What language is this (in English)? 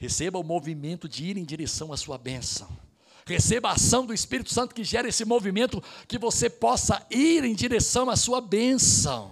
Portuguese